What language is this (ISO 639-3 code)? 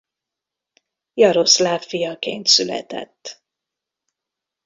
hun